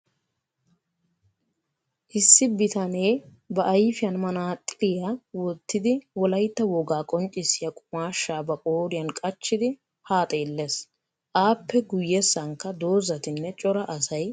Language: Wolaytta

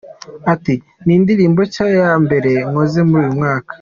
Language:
Kinyarwanda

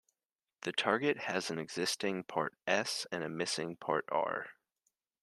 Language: English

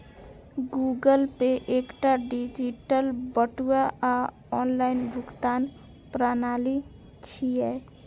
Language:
Maithili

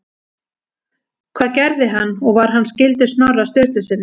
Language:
Icelandic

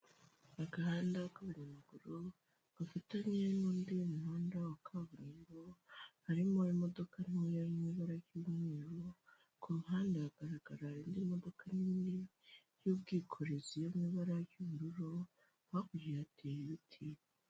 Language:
Kinyarwanda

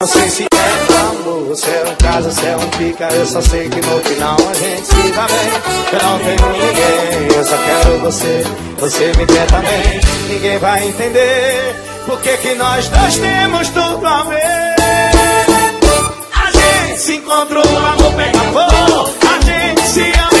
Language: Portuguese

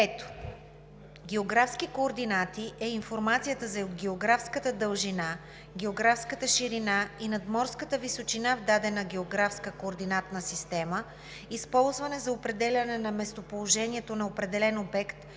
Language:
Bulgarian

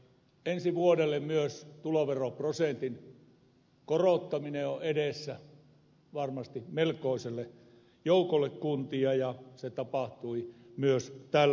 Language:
Finnish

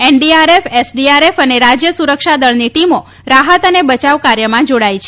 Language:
Gujarati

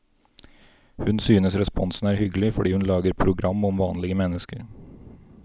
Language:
Norwegian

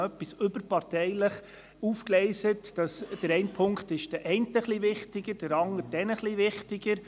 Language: Swiss German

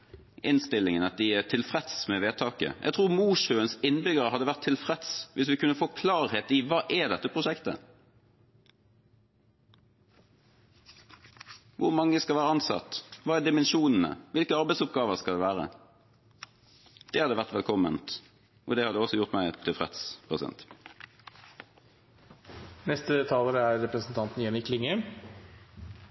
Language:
Norwegian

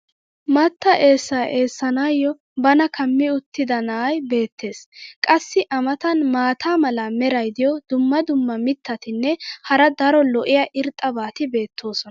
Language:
Wolaytta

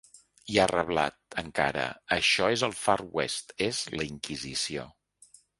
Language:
Catalan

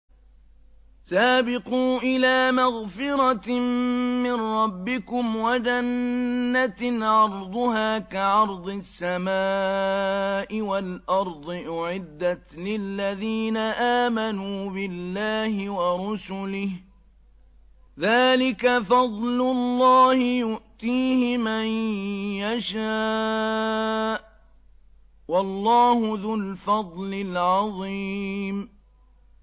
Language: Arabic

